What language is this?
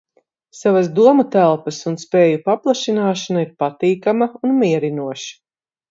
Latvian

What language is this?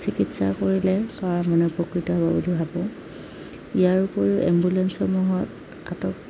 Assamese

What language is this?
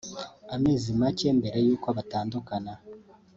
Kinyarwanda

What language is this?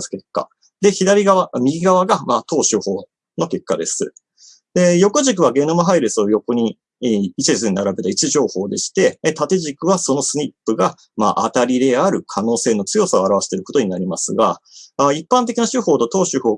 Japanese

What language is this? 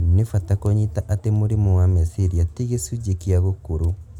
Kikuyu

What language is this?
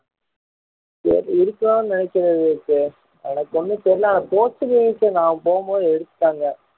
Tamil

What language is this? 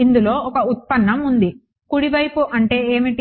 Telugu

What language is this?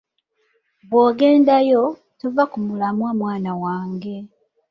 Ganda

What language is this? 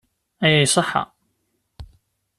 Kabyle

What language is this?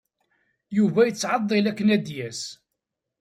Kabyle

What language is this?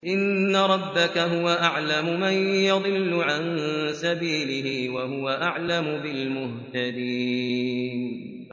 Arabic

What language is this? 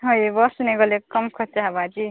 Odia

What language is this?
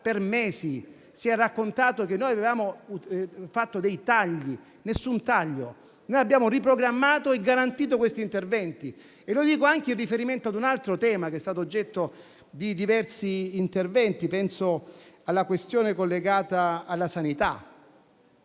Italian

